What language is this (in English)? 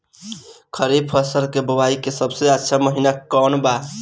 Bhojpuri